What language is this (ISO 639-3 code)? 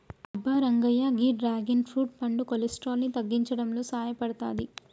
tel